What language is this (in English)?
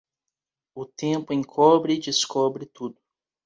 Portuguese